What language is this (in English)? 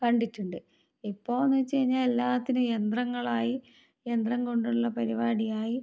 Malayalam